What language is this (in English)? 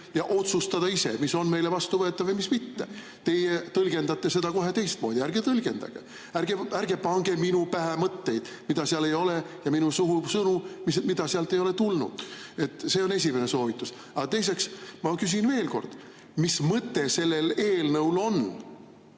Estonian